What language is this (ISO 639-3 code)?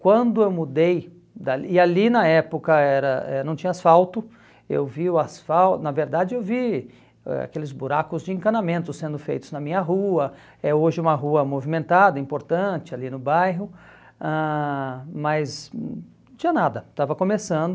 por